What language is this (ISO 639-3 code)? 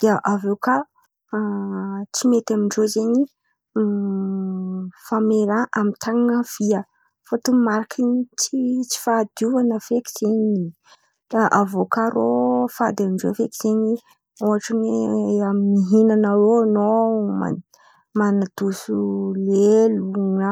xmv